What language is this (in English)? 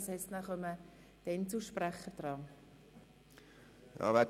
Swiss German